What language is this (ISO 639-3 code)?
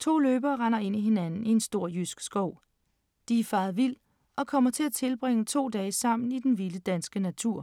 dan